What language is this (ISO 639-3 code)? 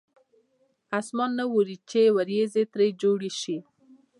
pus